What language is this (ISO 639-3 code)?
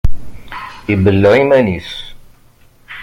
kab